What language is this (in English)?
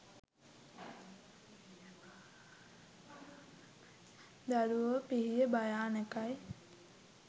Sinhala